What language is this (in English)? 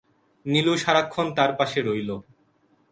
Bangla